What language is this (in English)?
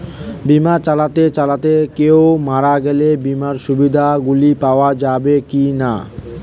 Bangla